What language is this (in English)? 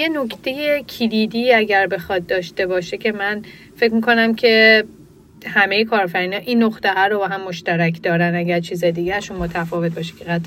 Persian